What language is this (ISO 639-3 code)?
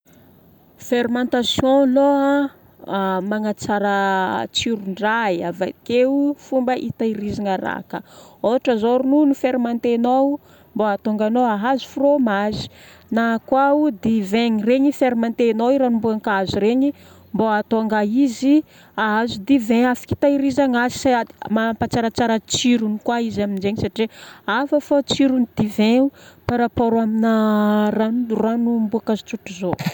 bmm